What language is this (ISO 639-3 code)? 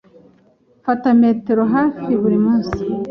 kin